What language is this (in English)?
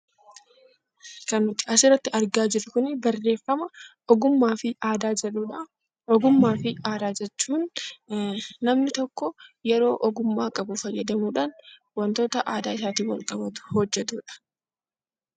Oromo